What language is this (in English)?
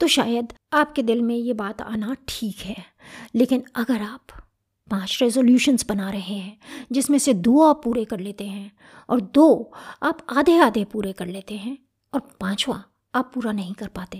Hindi